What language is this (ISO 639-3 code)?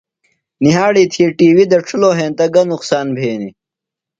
phl